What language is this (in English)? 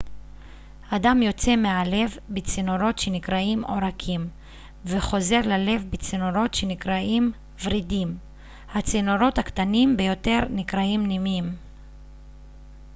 Hebrew